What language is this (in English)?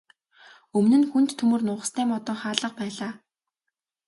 Mongolian